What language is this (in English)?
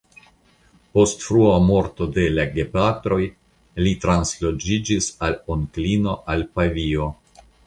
Esperanto